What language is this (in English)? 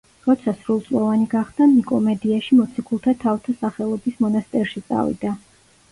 Georgian